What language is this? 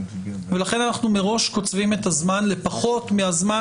Hebrew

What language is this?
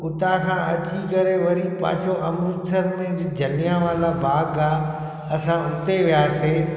Sindhi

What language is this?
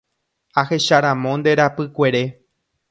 Guarani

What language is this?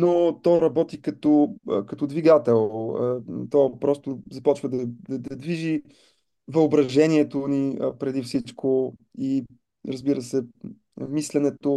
Bulgarian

